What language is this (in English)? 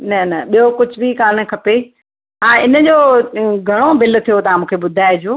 Sindhi